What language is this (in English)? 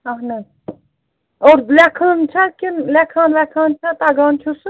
Kashmiri